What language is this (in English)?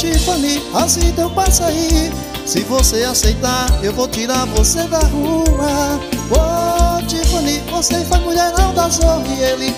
Portuguese